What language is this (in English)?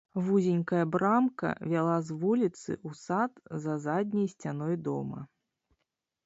Belarusian